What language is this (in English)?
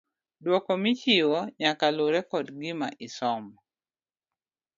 Luo (Kenya and Tanzania)